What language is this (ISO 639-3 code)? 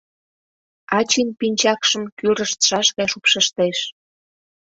chm